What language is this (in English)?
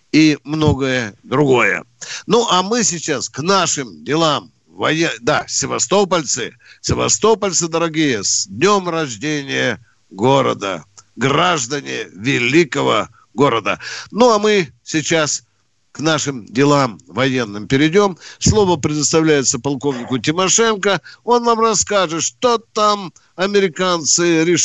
Russian